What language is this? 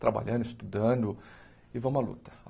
Portuguese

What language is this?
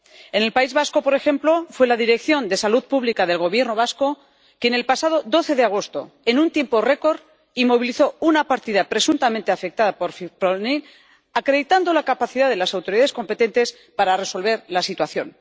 Spanish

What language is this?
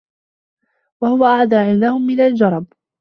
Arabic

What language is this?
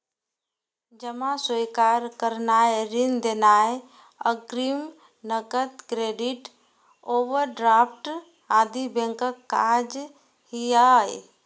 Maithili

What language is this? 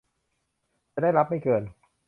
Thai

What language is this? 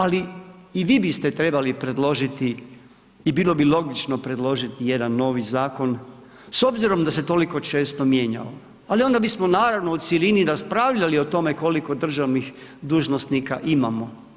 Croatian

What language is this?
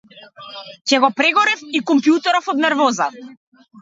Macedonian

